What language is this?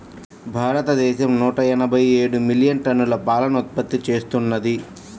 Telugu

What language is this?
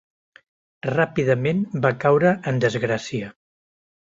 Catalan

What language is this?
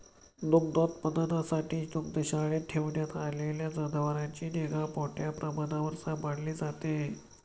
Marathi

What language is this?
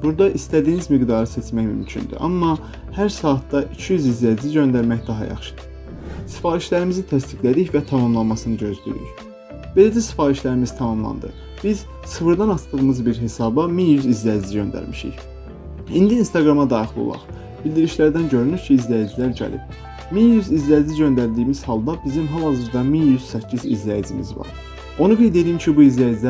Turkish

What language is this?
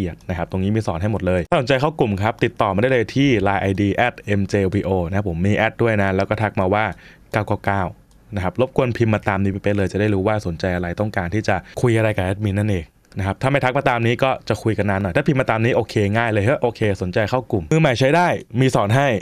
Thai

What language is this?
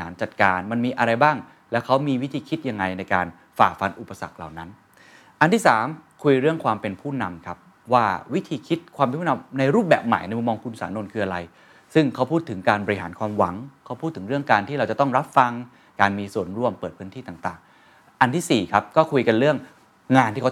Thai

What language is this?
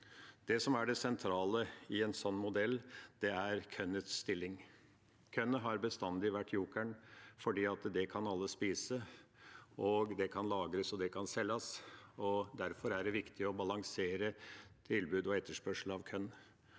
Norwegian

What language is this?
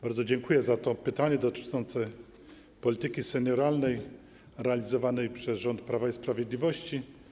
Polish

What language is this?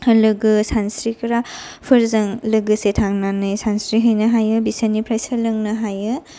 Bodo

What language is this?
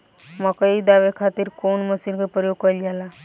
Bhojpuri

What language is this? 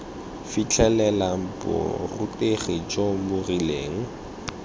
Tswana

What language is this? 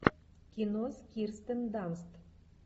Russian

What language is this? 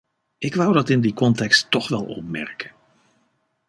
Dutch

